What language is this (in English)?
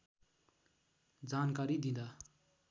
Nepali